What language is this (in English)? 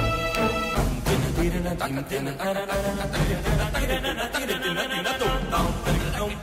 Malayalam